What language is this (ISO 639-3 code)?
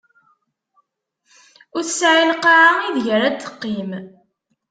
kab